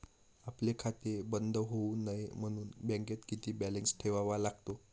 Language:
Marathi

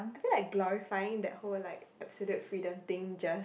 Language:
English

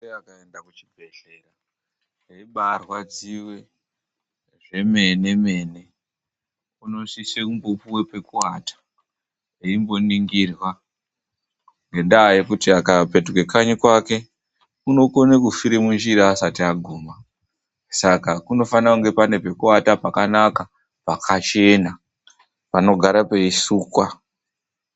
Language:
Ndau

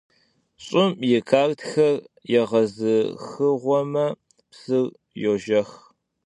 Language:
Kabardian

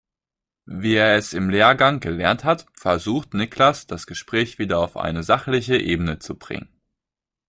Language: German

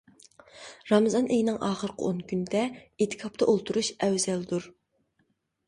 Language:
Uyghur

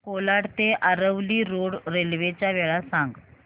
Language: Marathi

